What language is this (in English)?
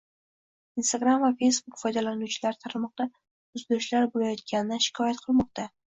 Uzbek